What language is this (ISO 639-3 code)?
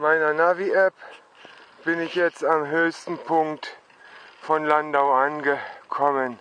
deu